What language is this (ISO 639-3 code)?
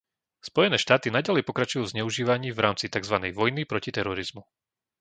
slk